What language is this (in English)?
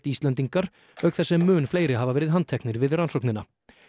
Icelandic